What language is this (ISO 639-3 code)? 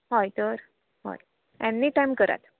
kok